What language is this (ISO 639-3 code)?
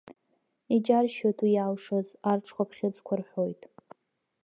abk